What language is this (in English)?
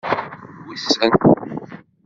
Kabyle